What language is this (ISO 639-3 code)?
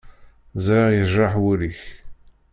kab